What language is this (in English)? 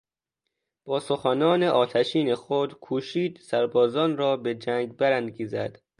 Persian